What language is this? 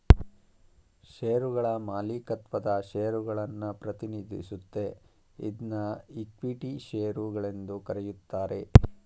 Kannada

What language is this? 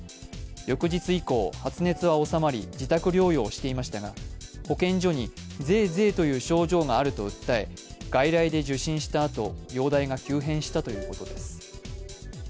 Japanese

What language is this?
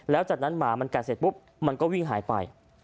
Thai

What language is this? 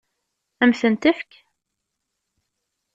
Kabyle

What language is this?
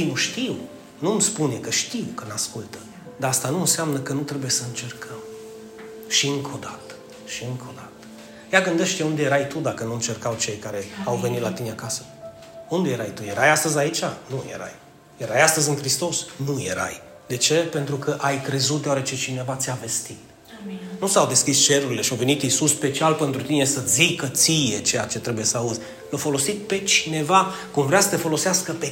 Romanian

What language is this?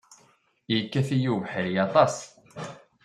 Kabyle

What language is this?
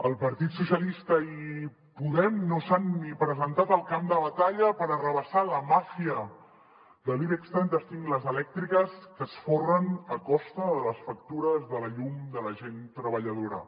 Catalan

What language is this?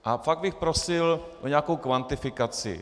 Czech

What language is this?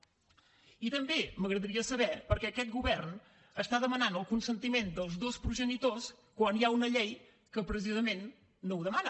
Catalan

